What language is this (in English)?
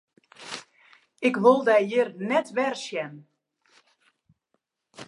Western Frisian